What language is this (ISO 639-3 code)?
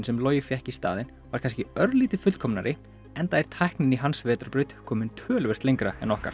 isl